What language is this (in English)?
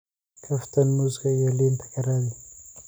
Somali